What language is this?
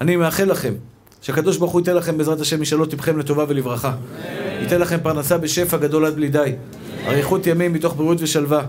Hebrew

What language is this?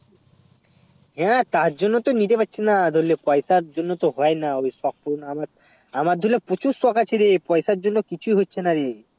Bangla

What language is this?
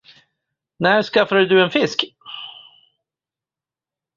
Swedish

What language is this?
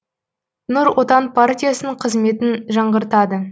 Kazakh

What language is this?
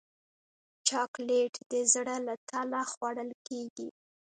Pashto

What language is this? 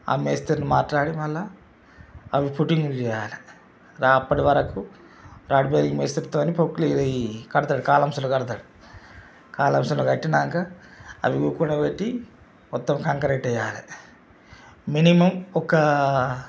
Telugu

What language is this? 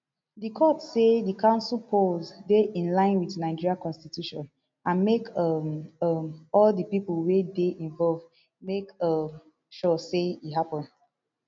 Nigerian Pidgin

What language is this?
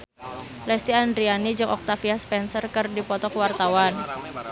Sundanese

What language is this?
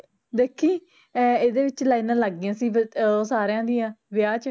Punjabi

